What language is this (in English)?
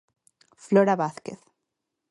Galician